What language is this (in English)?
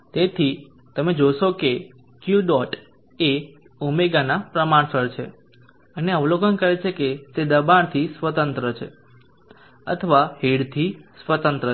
Gujarati